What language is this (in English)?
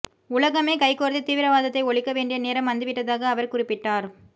Tamil